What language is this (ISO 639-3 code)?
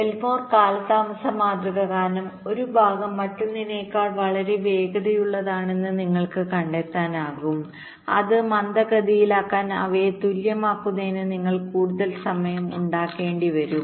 mal